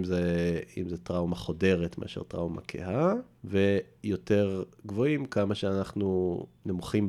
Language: Hebrew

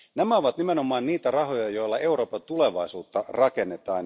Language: Finnish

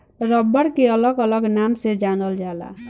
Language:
Bhojpuri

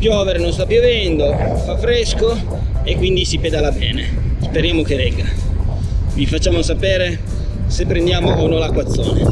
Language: Italian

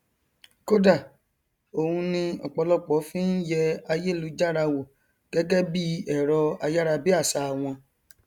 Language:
Yoruba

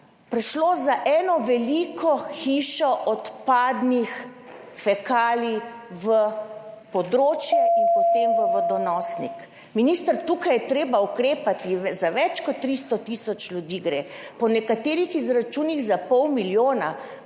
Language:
Slovenian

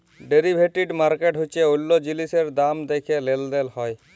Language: Bangla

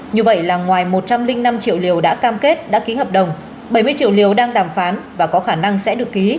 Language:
Vietnamese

